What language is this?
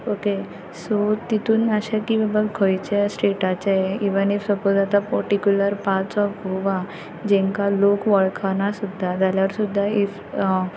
Konkani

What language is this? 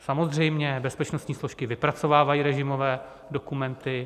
Czech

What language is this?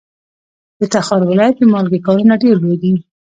Pashto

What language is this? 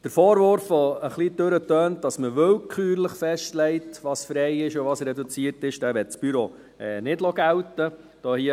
Swiss German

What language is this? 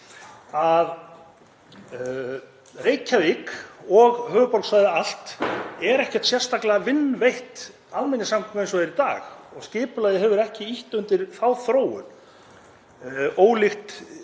Icelandic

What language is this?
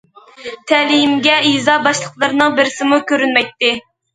Uyghur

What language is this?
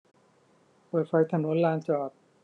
Thai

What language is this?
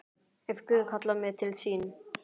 Icelandic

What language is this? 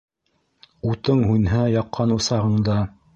Bashkir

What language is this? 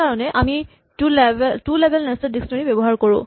Assamese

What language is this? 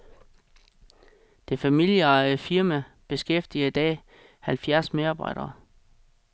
Danish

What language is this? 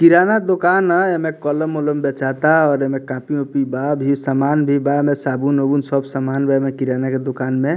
Bhojpuri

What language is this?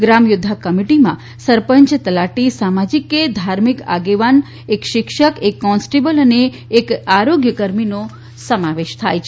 Gujarati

